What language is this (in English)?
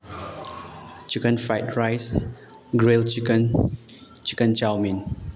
Manipuri